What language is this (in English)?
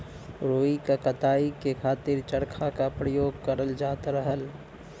Bhojpuri